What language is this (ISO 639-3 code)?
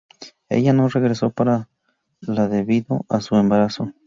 spa